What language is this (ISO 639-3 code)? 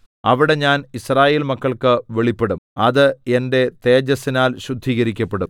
mal